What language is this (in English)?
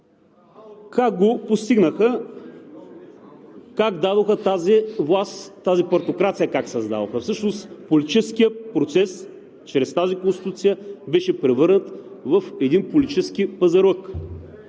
Bulgarian